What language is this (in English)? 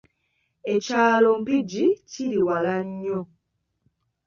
Ganda